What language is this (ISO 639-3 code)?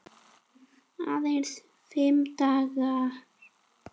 isl